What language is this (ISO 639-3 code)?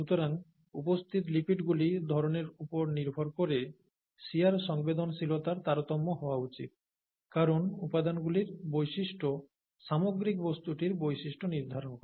ben